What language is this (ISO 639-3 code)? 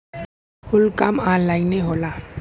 bho